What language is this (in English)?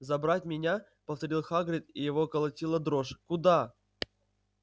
Russian